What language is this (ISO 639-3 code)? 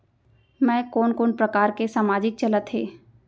hne